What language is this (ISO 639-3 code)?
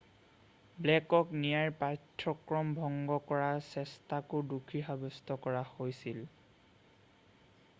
asm